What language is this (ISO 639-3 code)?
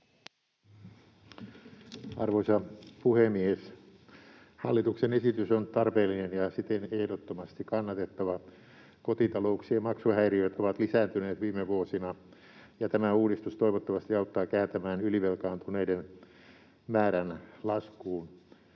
fin